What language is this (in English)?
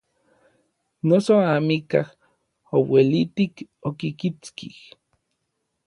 Orizaba Nahuatl